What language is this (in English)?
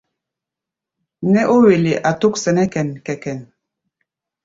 Gbaya